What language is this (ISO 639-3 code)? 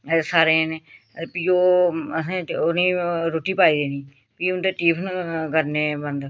doi